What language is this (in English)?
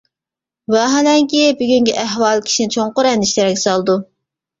Uyghur